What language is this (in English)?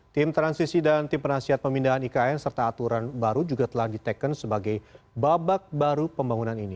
Indonesian